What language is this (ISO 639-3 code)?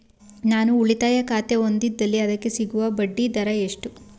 kan